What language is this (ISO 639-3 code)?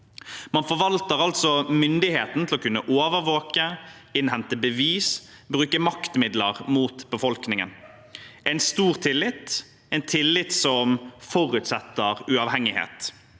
nor